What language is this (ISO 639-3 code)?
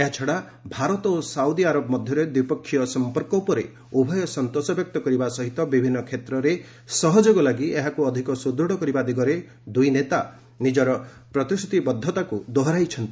ori